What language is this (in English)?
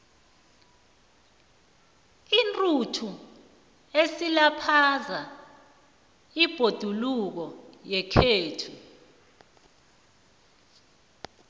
South Ndebele